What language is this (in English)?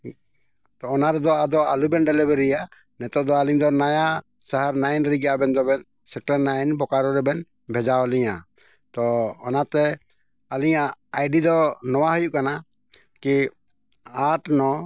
Santali